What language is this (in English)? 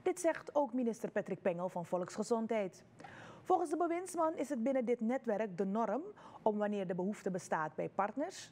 Dutch